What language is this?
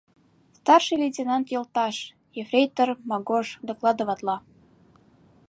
Mari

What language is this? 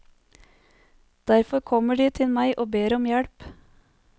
Norwegian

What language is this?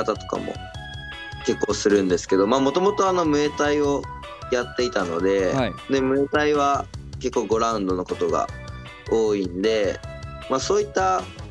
Japanese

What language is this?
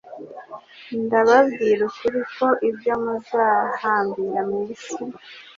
Kinyarwanda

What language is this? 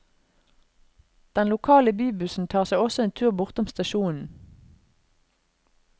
Norwegian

